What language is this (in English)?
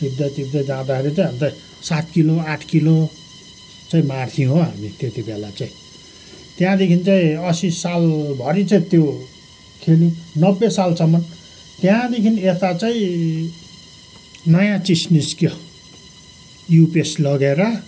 Nepali